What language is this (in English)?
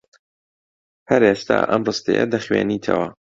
Central Kurdish